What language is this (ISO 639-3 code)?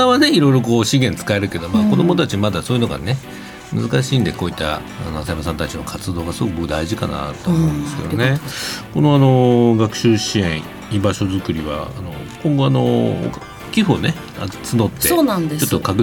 jpn